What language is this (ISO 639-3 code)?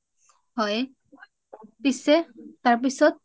asm